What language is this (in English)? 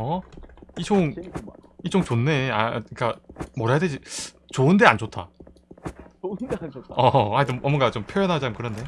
Korean